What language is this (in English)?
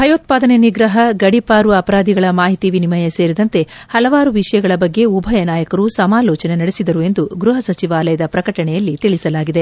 Kannada